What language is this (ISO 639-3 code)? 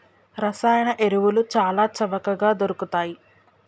tel